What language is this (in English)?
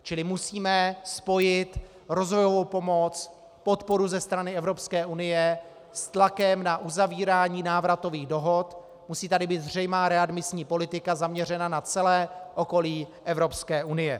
Czech